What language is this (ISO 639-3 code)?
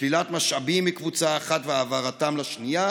heb